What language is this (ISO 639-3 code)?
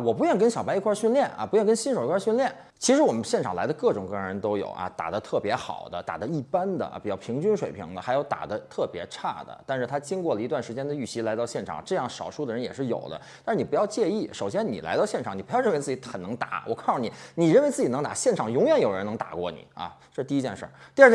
zho